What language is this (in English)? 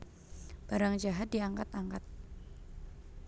Javanese